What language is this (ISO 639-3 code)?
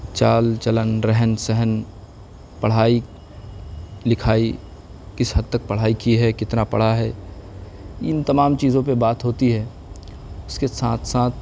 urd